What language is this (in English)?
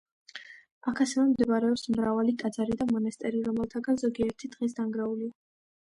Georgian